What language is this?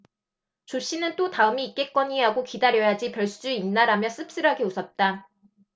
Korean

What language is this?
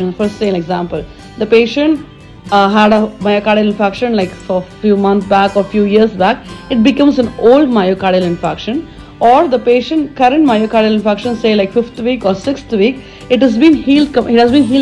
English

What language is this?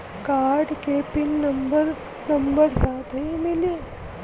Bhojpuri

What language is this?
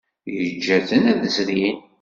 Kabyle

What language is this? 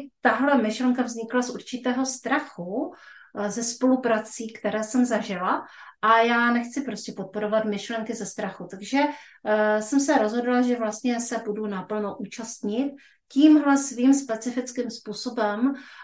Czech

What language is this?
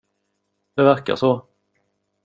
Swedish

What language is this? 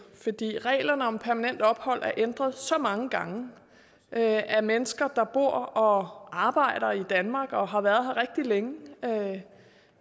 Danish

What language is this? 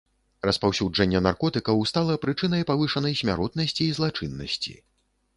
Belarusian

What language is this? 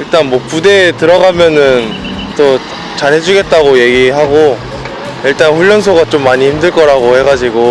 Korean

